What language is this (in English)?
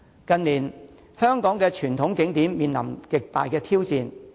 Cantonese